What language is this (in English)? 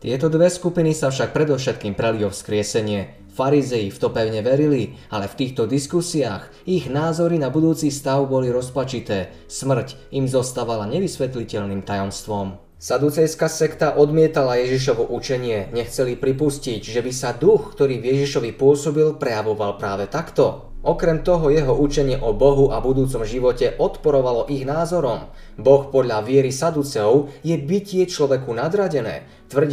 Slovak